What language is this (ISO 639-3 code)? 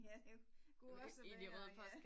dan